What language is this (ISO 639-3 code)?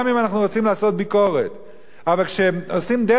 heb